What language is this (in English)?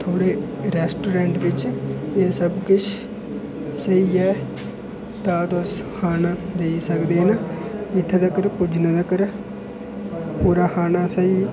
Dogri